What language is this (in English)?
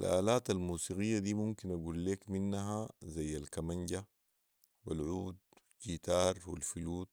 Sudanese Arabic